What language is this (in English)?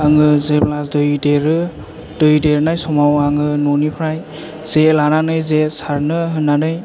Bodo